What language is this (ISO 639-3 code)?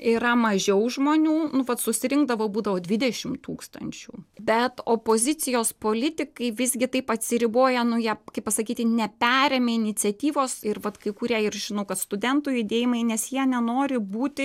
lit